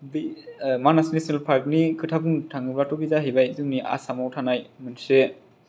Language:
Bodo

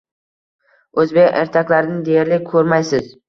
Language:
Uzbek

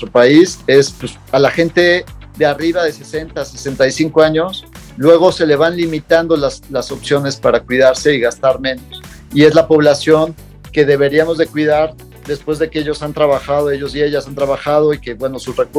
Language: Spanish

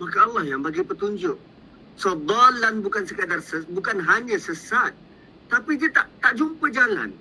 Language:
Malay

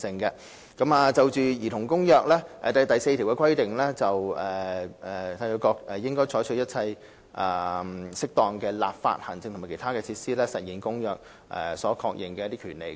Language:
Cantonese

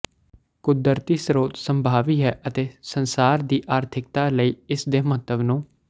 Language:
Punjabi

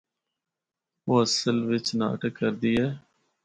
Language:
Northern Hindko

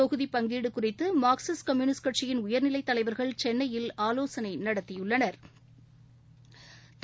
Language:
Tamil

